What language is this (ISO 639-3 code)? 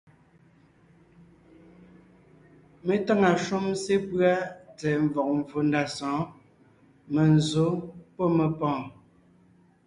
nnh